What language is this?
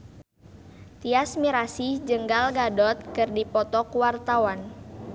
Sundanese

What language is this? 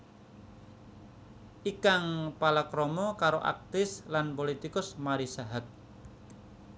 Javanese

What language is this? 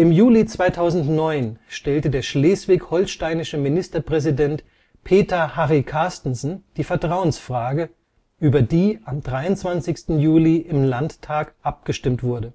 German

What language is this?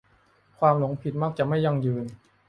Thai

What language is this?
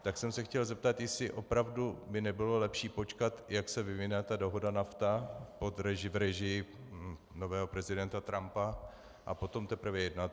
Czech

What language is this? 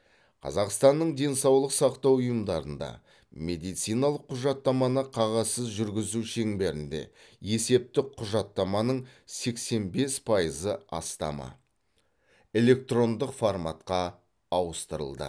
Kazakh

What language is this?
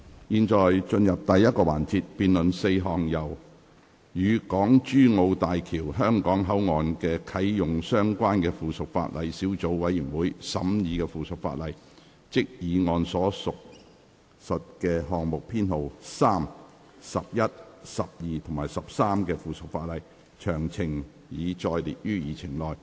Cantonese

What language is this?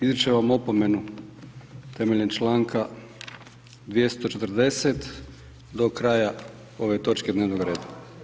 Croatian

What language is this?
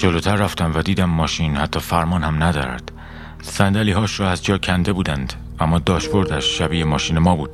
Persian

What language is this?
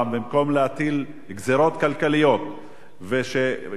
Hebrew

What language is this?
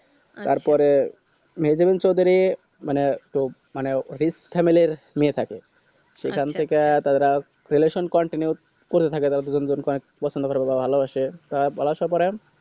Bangla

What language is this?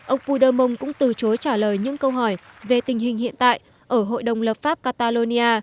Vietnamese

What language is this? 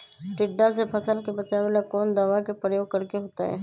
Magahi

